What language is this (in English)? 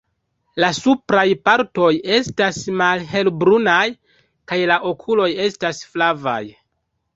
Esperanto